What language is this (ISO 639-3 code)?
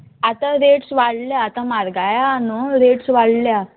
kok